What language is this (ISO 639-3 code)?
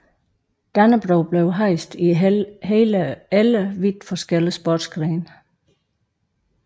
dan